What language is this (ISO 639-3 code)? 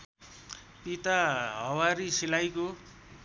nep